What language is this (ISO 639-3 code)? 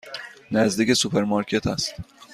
fas